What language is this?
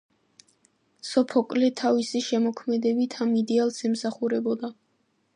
Georgian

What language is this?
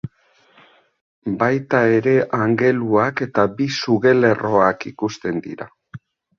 Basque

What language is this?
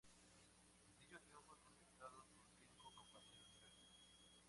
Spanish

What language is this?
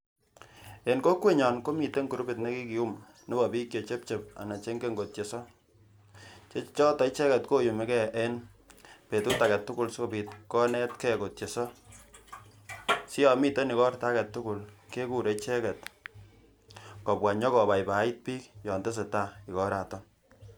Kalenjin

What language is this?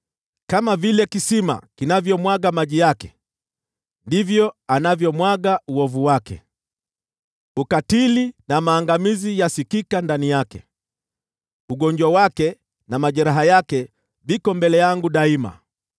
Swahili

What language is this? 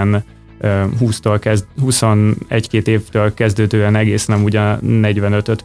Hungarian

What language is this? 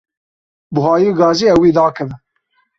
Kurdish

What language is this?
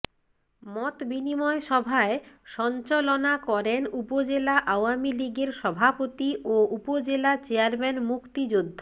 Bangla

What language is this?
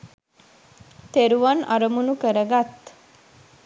Sinhala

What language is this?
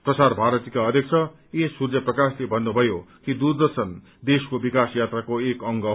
Nepali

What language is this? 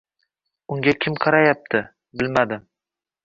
Uzbek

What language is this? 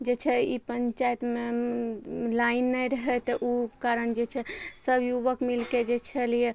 Maithili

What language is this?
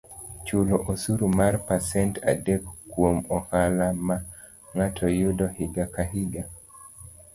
Luo (Kenya and Tanzania)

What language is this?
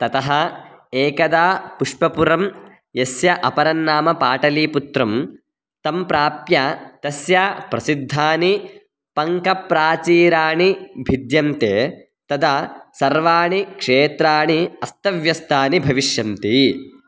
Sanskrit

